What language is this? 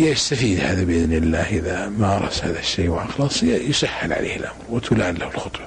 Arabic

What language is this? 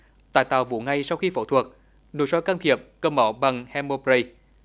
Vietnamese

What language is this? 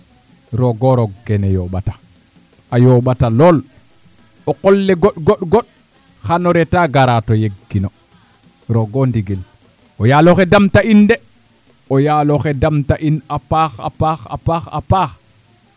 Serer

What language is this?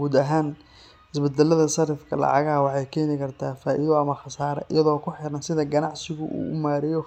Somali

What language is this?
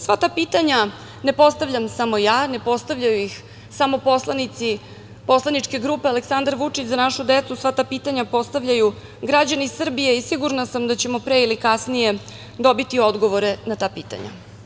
Serbian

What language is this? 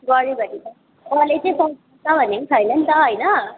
Nepali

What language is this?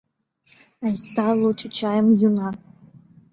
Mari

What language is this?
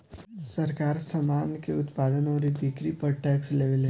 Bhojpuri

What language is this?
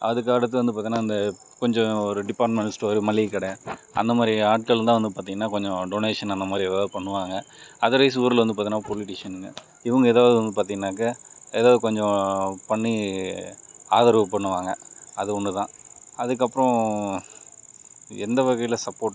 Tamil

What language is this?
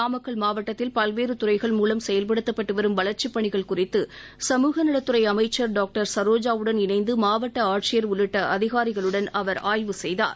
Tamil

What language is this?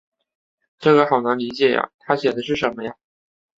Chinese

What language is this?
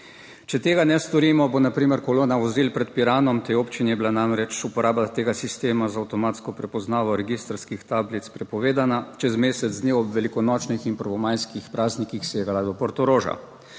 Slovenian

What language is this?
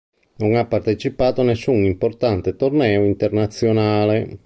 Italian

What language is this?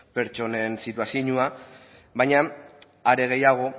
Basque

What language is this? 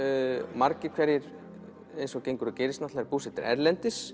Icelandic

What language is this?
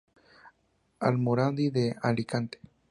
Spanish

